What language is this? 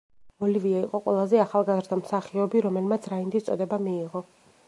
Georgian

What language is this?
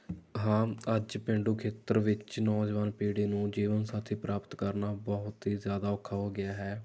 Punjabi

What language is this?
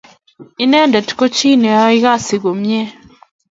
Kalenjin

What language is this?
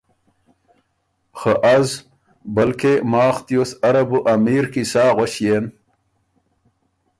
Ormuri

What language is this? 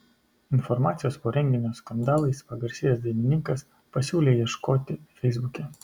Lithuanian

